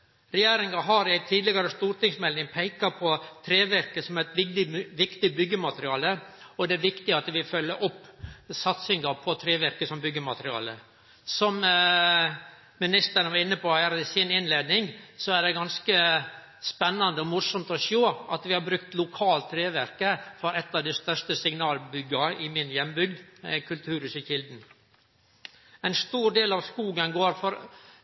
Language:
Norwegian Nynorsk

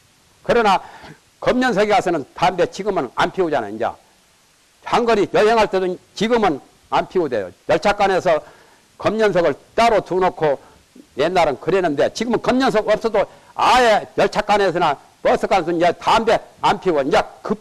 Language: Korean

